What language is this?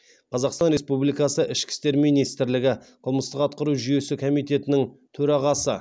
Kazakh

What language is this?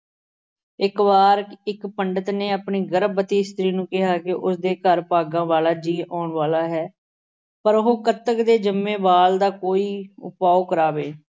Punjabi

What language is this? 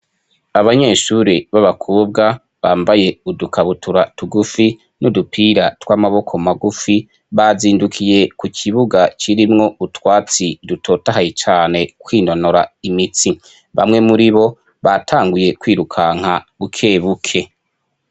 Rundi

